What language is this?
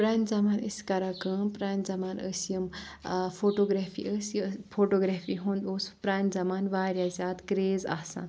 Kashmiri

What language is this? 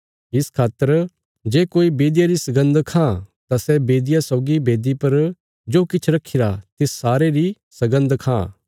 Bilaspuri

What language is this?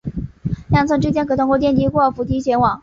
Chinese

